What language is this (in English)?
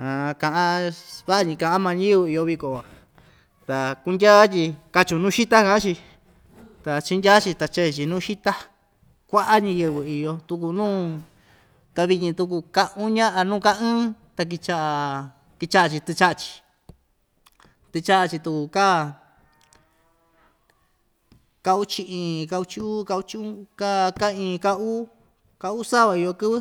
Ixtayutla Mixtec